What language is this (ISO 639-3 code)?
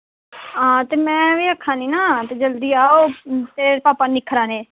doi